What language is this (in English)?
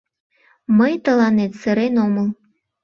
Mari